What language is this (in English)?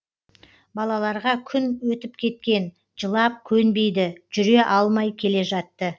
Kazakh